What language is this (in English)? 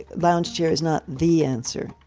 English